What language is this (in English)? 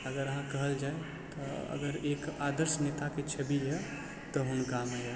Maithili